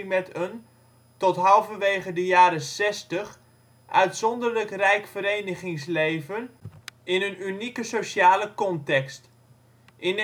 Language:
Dutch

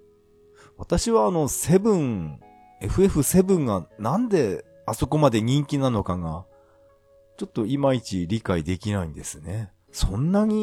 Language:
Japanese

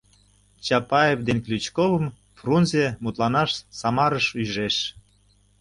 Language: Mari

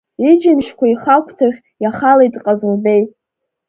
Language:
Abkhazian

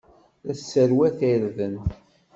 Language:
Kabyle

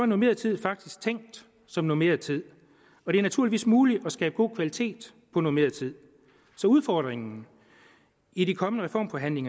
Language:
Danish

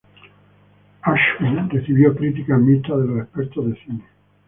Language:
Spanish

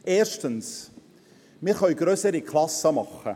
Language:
Swiss German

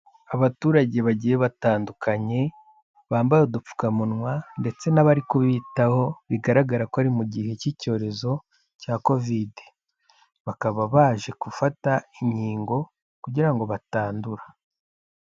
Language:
Kinyarwanda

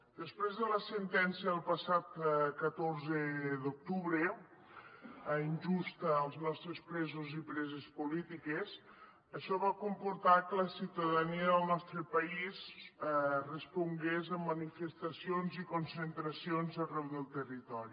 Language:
Catalan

